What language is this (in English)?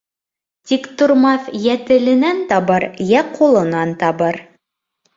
Bashkir